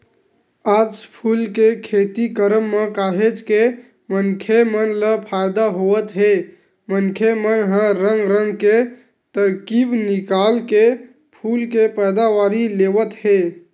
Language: Chhattisgarhi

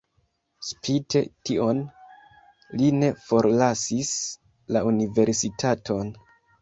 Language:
Esperanto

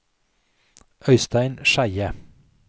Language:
Norwegian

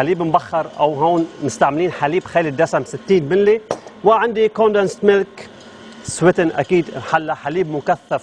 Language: Arabic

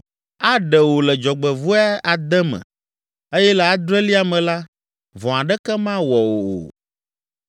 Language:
Ewe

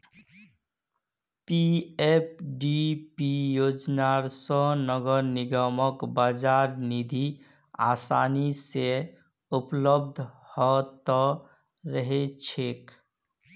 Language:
Magahi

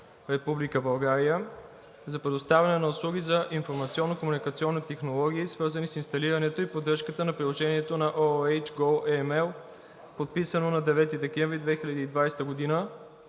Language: Bulgarian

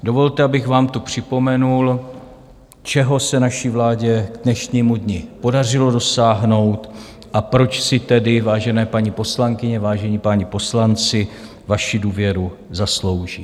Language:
Czech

